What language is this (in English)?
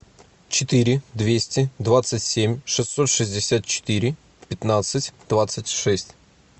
Russian